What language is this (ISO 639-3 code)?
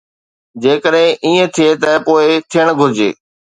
snd